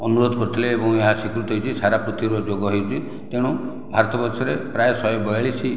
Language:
Odia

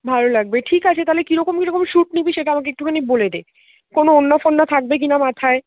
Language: Bangla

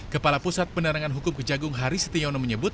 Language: Indonesian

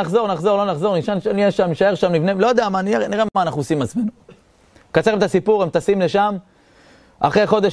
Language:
Hebrew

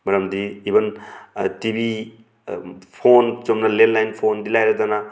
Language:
Manipuri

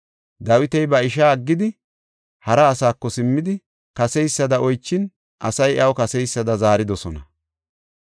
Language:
Gofa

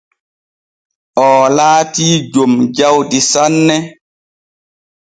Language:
Borgu Fulfulde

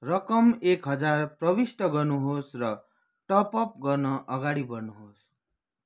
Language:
Nepali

